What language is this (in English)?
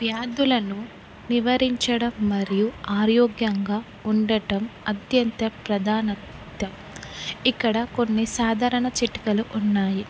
Telugu